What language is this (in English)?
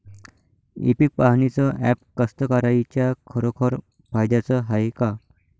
Marathi